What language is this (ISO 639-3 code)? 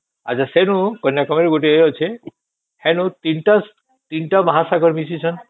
ori